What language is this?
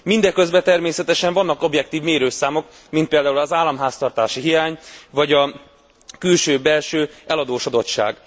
Hungarian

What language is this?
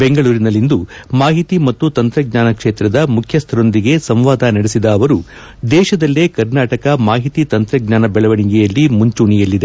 Kannada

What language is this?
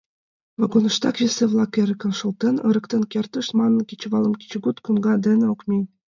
Mari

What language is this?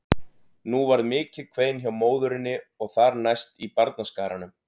Icelandic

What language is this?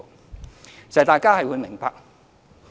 Cantonese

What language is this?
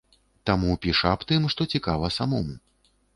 Belarusian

